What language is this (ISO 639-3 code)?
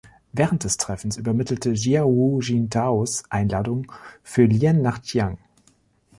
deu